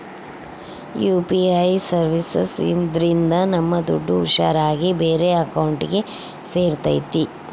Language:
Kannada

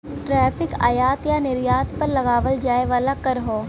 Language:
Bhojpuri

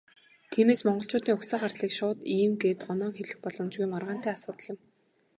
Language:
Mongolian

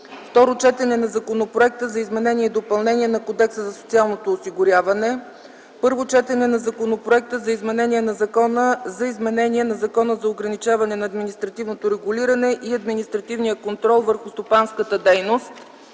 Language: Bulgarian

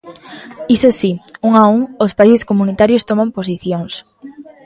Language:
Galician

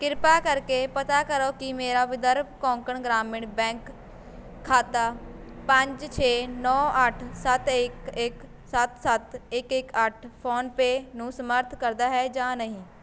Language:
Punjabi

